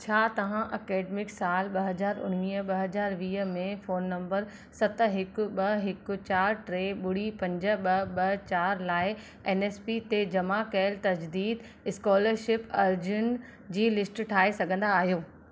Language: Sindhi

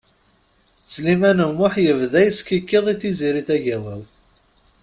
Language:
Kabyle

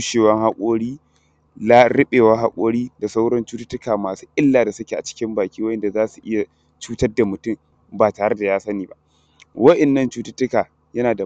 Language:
Hausa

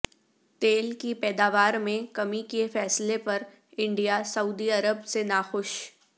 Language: Urdu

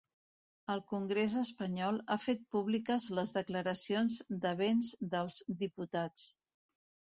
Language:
Catalan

